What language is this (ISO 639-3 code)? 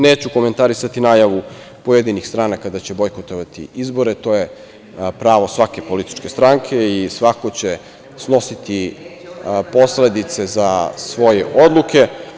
srp